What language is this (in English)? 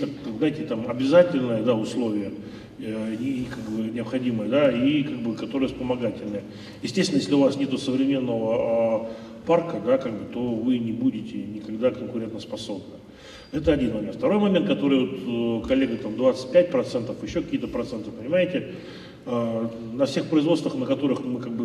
Russian